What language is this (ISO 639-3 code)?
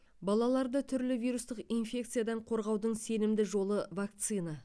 kaz